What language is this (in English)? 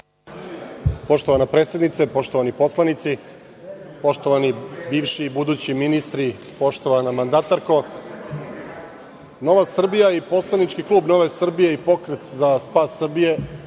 Serbian